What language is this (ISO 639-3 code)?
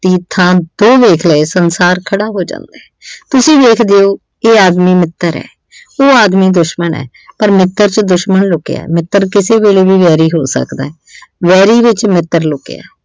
pan